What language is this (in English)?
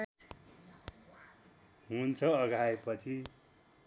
Nepali